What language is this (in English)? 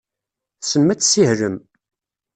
Kabyle